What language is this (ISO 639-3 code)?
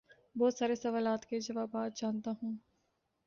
urd